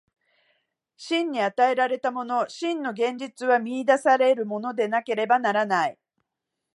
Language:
Japanese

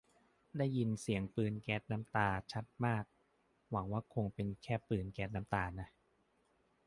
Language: Thai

